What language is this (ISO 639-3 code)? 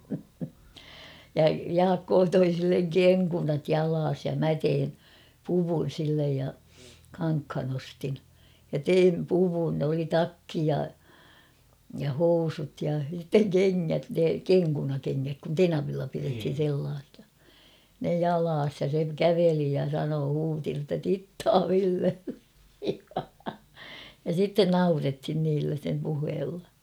fin